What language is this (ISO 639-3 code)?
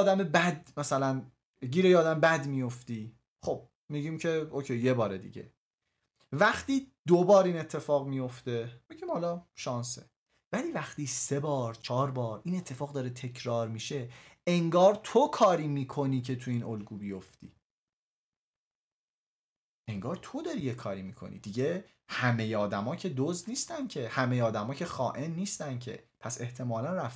fas